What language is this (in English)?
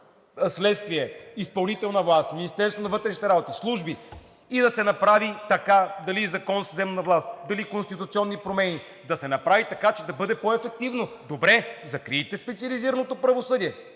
Bulgarian